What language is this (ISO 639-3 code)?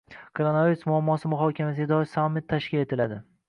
uzb